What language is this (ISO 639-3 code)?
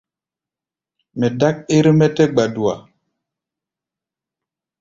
gba